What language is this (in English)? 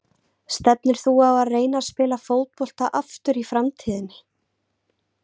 Icelandic